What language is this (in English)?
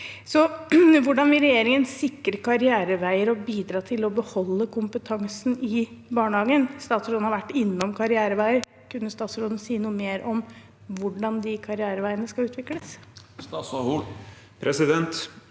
Norwegian